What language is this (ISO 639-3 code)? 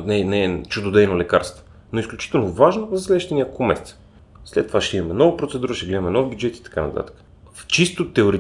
bul